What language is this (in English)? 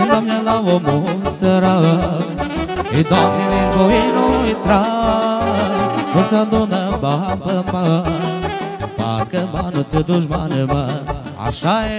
Romanian